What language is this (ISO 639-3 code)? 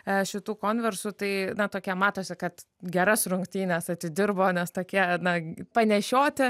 lit